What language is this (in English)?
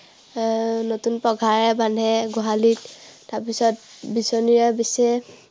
Assamese